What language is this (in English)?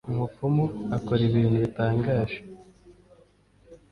Kinyarwanda